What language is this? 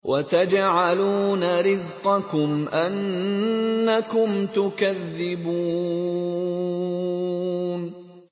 Arabic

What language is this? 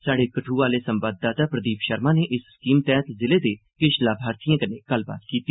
Dogri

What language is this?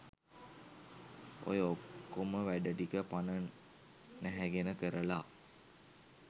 Sinhala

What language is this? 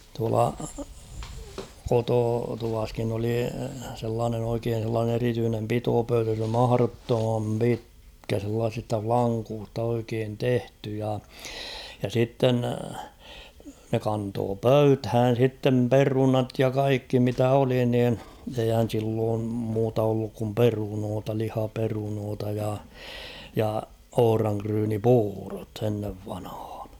Finnish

